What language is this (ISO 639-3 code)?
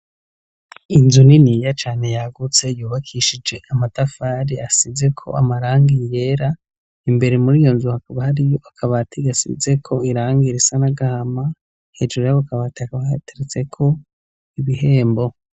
run